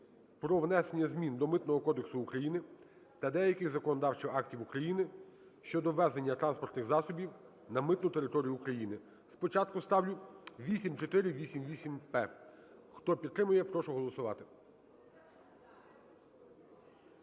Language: Ukrainian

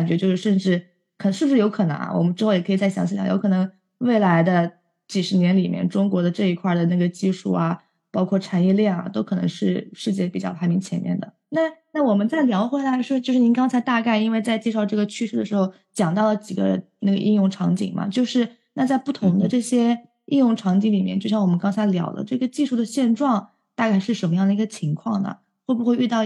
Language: Chinese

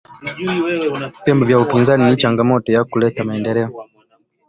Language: Swahili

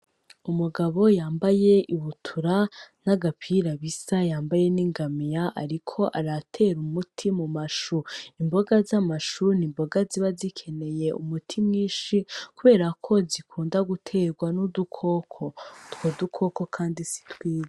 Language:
Rundi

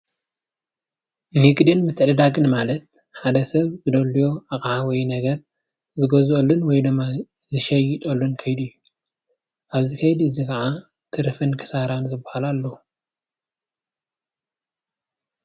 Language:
Tigrinya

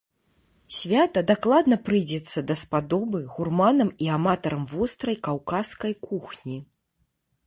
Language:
Belarusian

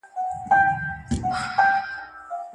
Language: Pashto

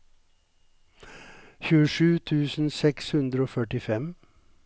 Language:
Norwegian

